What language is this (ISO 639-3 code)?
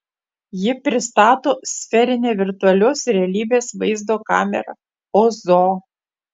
lit